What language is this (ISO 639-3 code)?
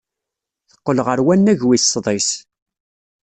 kab